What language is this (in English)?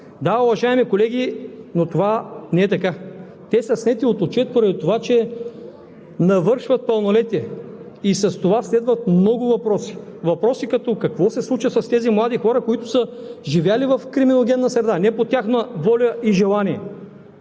Bulgarian